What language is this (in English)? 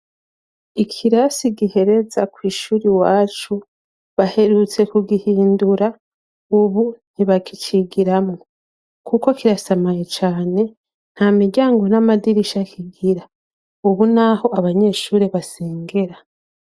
Rundi